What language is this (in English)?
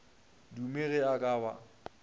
Northern Sotho